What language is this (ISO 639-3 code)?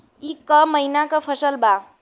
bho